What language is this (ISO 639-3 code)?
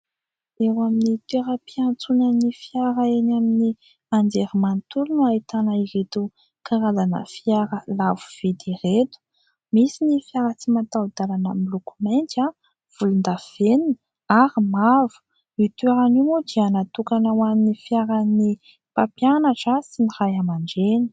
mlg